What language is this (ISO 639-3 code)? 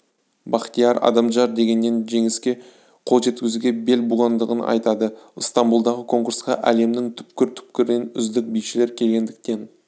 kaz